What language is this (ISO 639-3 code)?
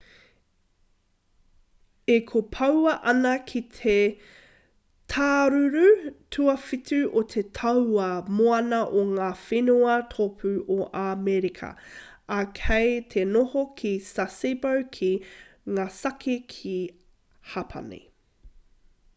mri